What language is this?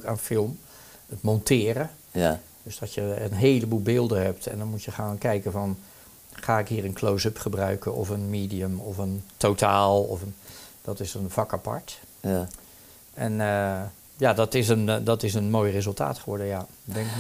Dutch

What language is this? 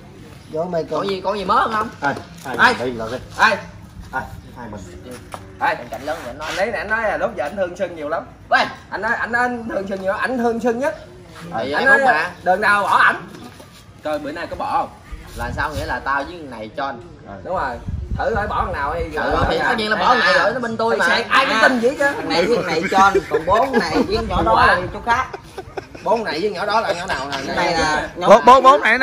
Vietnamese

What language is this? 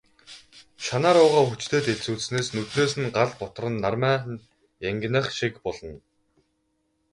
Mongolian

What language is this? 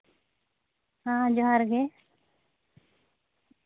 Santali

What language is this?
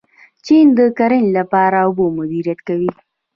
Pashto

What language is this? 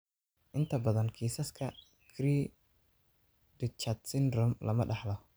Somali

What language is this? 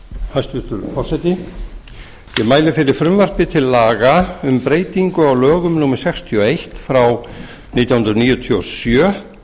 Icelandic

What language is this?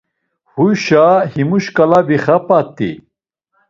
Laz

